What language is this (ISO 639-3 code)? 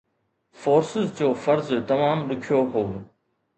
snd